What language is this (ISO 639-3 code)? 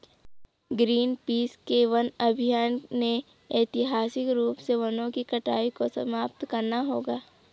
hin